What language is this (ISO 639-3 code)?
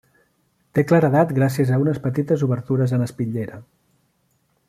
cat